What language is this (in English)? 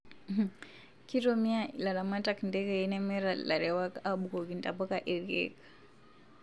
Masai